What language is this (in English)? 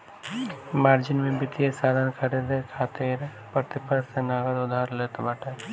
Bhojpuri